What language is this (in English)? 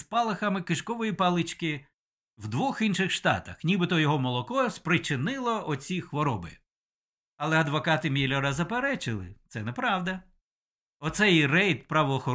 Ukrainian